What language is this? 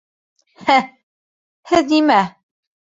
Bashkir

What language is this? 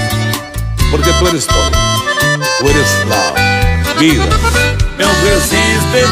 Spanish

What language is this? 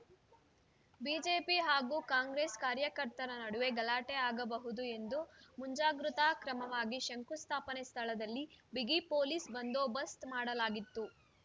Kannada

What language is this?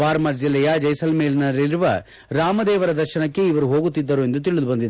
Kannada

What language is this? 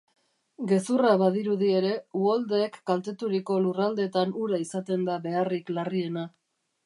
Basque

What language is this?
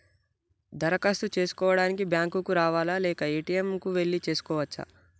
Telugu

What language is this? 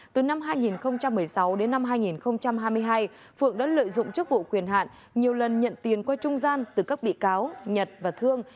Vietnamese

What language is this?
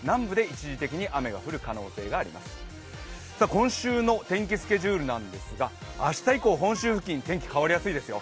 Japanese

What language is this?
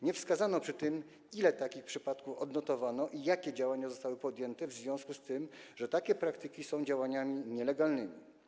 Polish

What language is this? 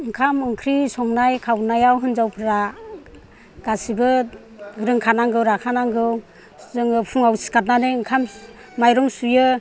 Bodo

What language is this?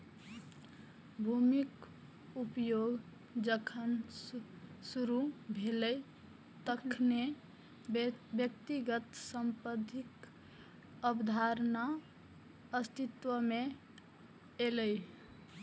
Maithili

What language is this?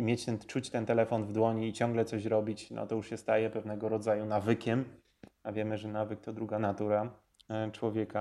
Polish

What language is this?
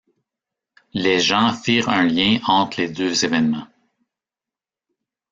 French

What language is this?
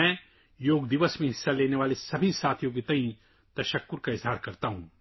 Urdu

